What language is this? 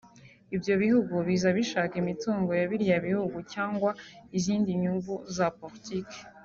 Kinyarwanda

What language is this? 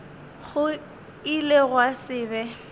Northern Sotho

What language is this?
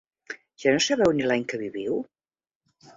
Catalan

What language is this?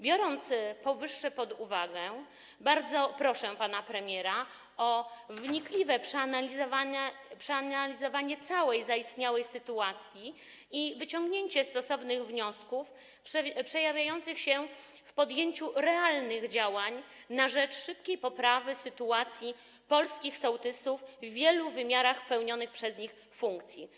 Polish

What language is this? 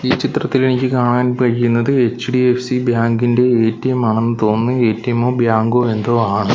Malayalam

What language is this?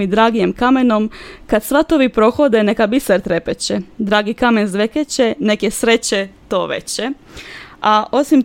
Croatian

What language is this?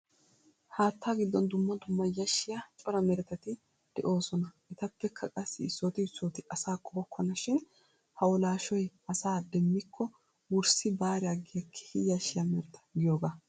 Wolaytta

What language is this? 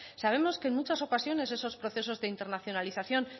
Spanish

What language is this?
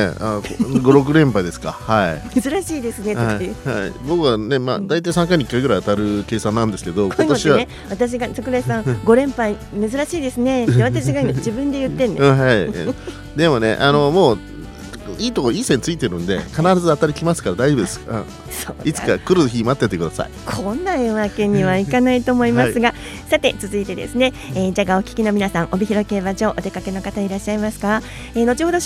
Japanese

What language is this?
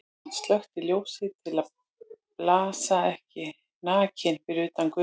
Icelandic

